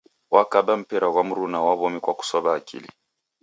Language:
Taita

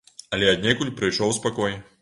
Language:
Belarusian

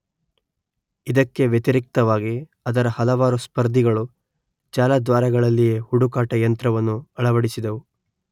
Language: Kannada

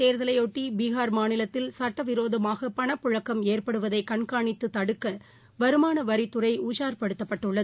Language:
Tamil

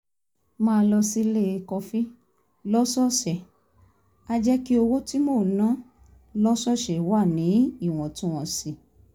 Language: Yoruba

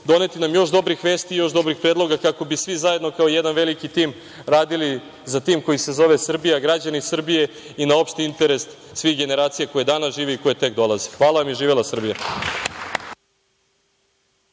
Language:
Serbian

